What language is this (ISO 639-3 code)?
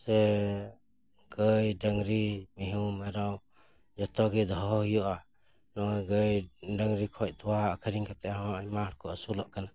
sat